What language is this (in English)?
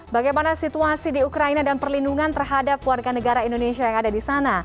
Indonesian